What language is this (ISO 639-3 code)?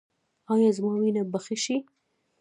pus